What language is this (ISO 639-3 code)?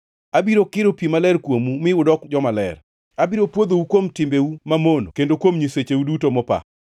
luo